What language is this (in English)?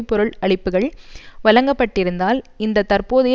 Tamil